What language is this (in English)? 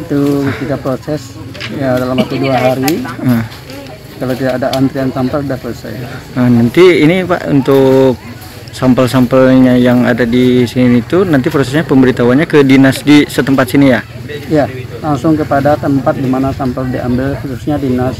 Indonesian